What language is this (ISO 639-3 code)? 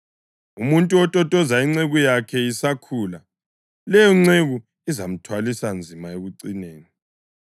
nde